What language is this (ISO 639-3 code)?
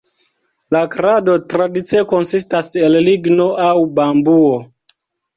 epo